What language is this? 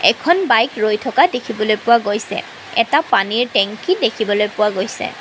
Assamese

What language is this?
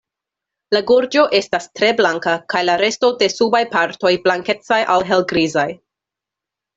Esperanto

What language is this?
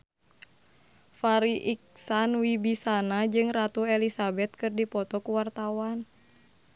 Sundanese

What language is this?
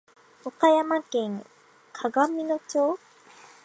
Japanese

